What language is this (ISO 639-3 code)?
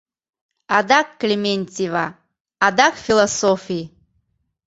chm